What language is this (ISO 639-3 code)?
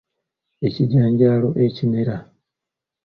lug